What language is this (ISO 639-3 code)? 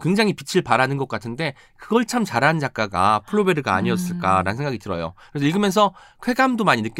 kor